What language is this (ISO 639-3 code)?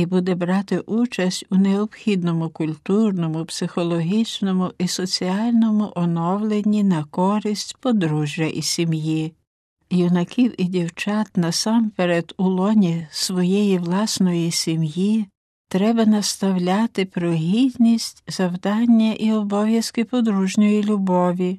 ukr